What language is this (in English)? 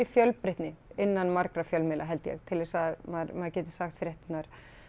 Icelandic